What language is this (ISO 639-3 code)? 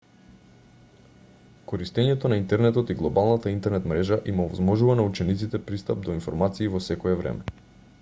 mkd